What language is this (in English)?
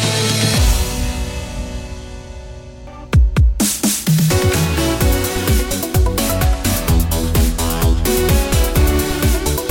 Russian